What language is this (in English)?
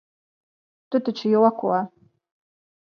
Latvian